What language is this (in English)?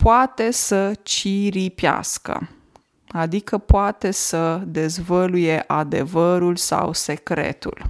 Romanian